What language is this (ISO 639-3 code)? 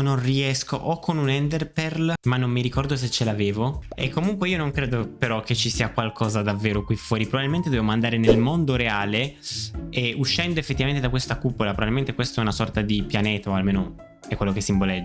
ita